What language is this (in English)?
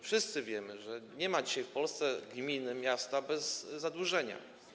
Polish